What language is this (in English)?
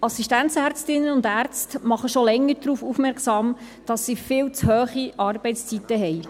Swiss German